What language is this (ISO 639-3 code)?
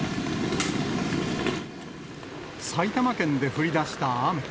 jpn